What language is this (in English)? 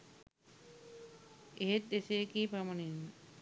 Sinhala